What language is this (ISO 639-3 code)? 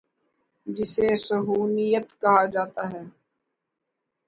urd